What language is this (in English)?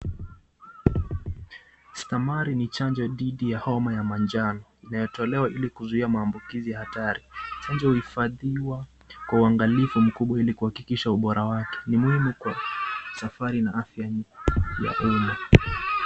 Swahili